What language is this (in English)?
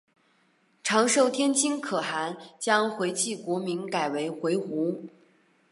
Chinese